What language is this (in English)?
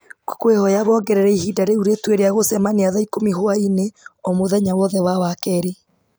Kikuyu